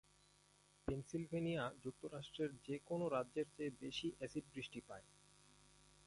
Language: Bangla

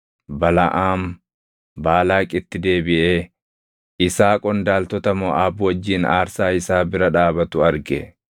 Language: Oromo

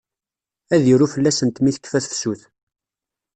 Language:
Kabyle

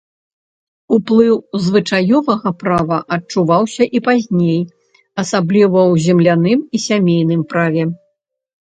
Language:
Belarusian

